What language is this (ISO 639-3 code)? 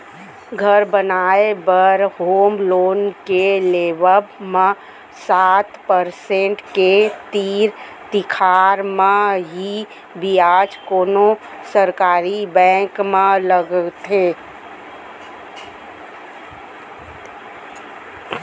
hne